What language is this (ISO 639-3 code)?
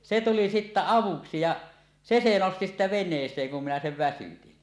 fin